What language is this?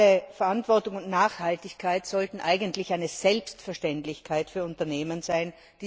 German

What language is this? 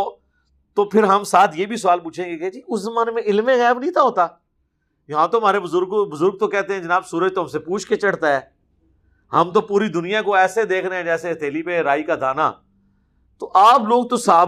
Urdu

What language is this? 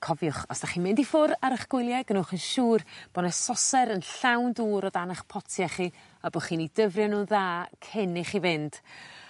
Welsh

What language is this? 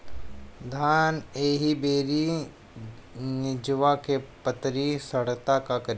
Bhojpuri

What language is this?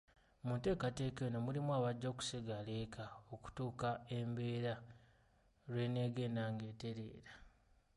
Ganda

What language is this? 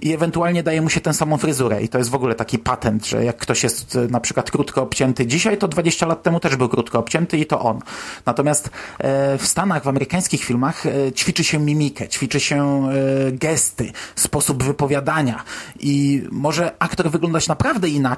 Polish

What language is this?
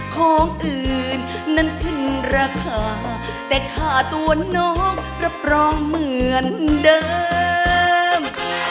Thai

